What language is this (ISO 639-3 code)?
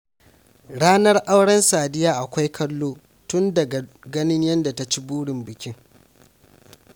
hau